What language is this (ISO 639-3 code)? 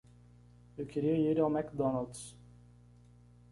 por